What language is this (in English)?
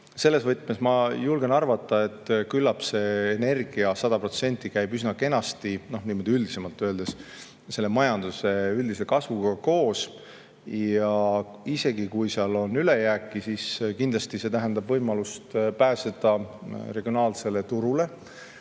Estonian